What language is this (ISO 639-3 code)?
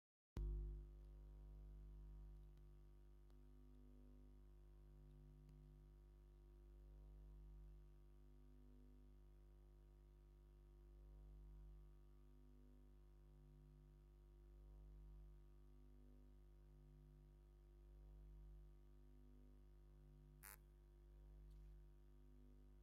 tir